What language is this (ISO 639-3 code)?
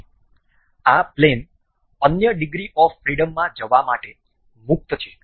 guj